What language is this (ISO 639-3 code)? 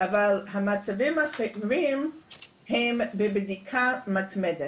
heb